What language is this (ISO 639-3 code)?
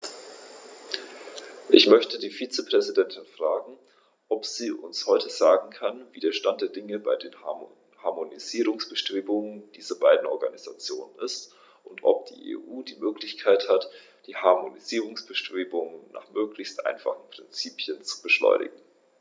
deu